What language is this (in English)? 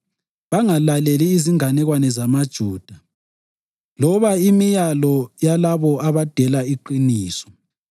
North Ndebele